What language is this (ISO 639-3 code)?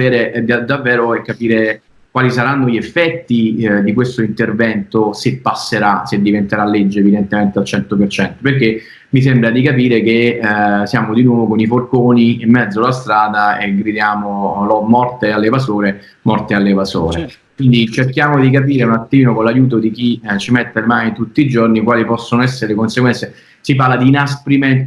ita